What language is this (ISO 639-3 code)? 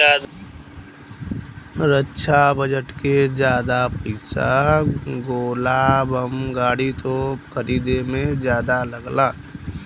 bho